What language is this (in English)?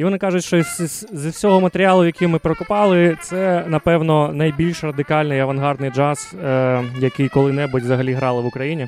Ukrainian